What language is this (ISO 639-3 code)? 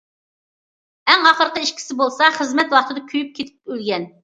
uig